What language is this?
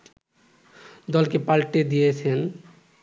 Bangla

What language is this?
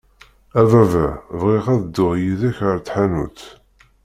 Kabyle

